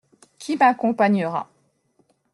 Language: French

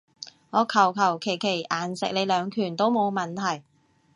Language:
Cantonese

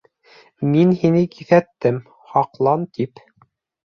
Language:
Bashkir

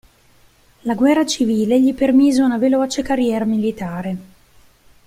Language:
Italian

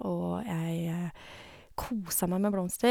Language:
Norwegian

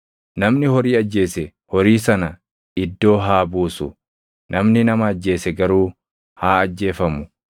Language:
Oromo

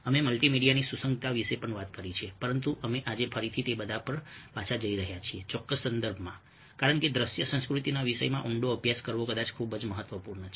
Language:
Gujarati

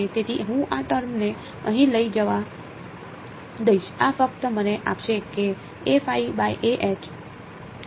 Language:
Gujarati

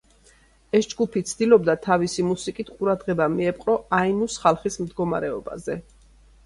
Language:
Georgian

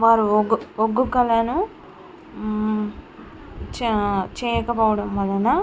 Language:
Telugu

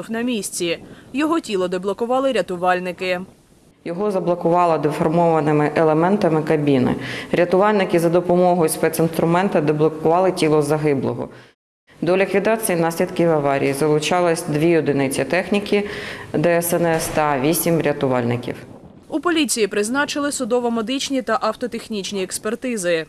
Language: Ukrainian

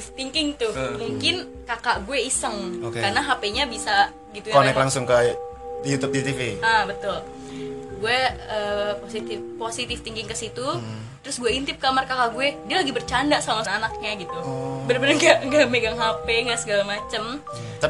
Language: Indonesian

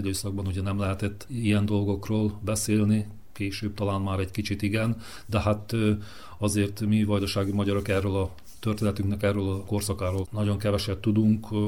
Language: Hungarian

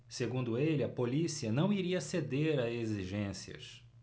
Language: Portuguese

